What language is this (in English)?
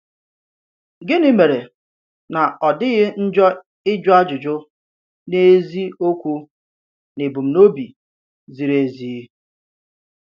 Igbo